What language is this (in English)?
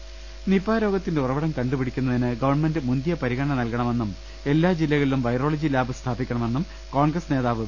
Malayalam